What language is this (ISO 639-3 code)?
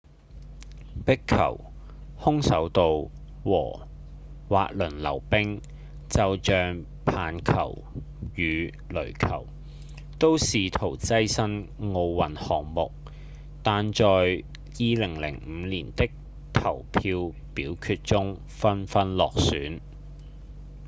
yue